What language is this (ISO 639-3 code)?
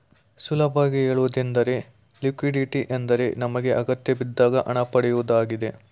kan